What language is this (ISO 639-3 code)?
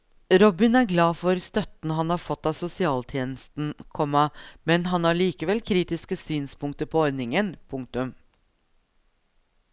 nor